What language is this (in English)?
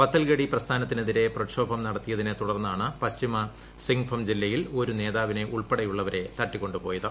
Malayalam